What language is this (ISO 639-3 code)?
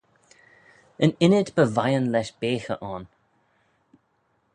glv